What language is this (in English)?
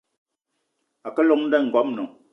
Eton (Cameroon)